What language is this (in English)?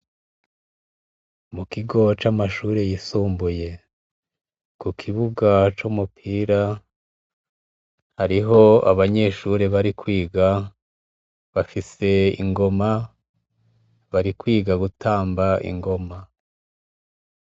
Rundi